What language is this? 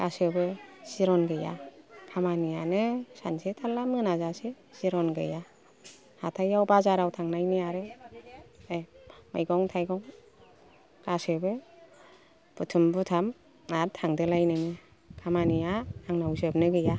Bodo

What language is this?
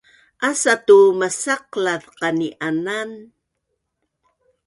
Bunun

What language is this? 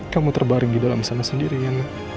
Indonesian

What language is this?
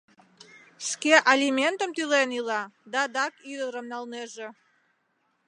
Mari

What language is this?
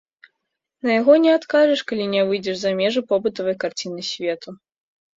Belarusian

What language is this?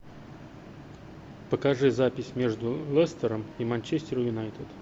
Russian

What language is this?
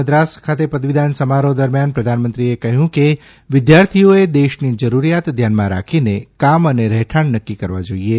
Gujarati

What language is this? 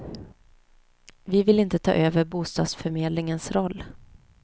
Swedish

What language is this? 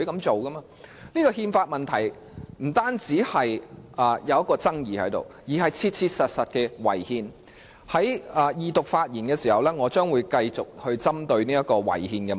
Cantonese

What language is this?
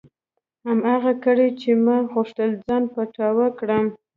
Pashto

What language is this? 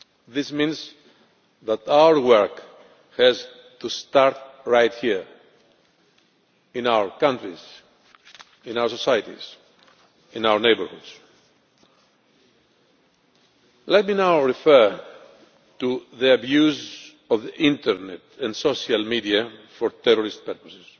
English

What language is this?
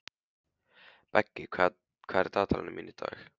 Icelandic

